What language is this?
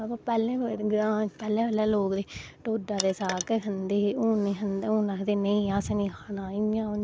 Dogri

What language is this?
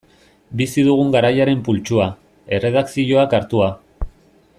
Basque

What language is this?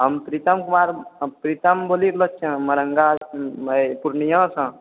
Maithili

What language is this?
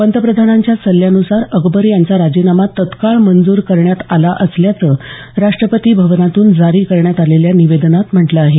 Marathi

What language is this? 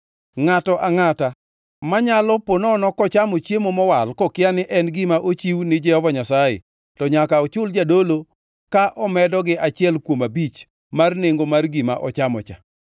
Luo (Kenya and Tanzania)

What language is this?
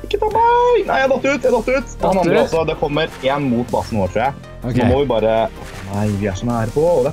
Norwegian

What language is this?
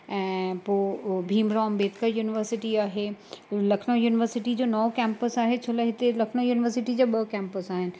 Sindhi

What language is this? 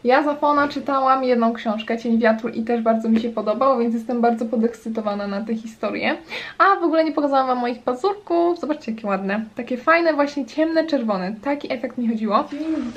Polish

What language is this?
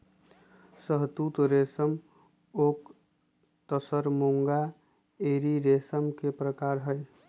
Magahi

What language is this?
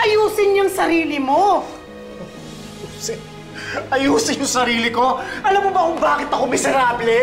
Filipino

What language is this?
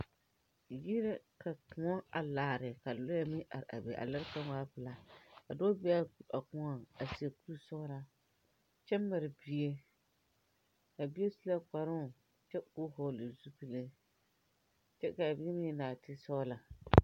Southern Dagaare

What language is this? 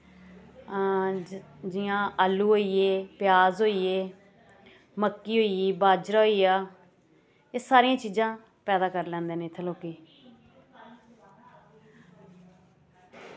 Dogri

